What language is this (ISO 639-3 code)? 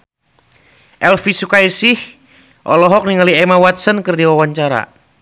sun